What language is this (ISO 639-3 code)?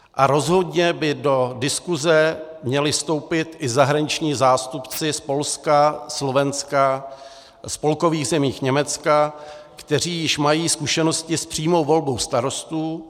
ces